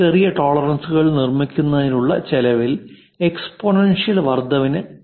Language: Malayalam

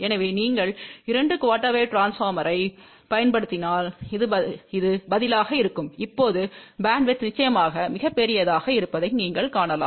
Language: Tamil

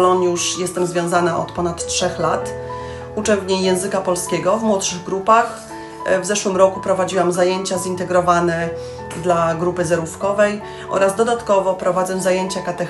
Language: Polish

